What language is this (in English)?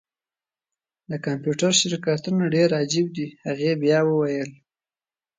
Pashto